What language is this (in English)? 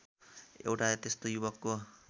Nepali